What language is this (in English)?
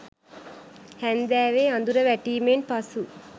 Sinhala